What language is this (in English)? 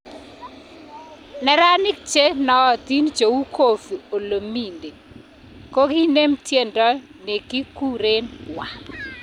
Kalenjin